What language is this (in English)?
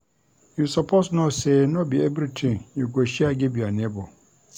Nigerian Pidgin